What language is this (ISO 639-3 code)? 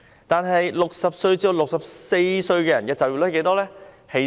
yue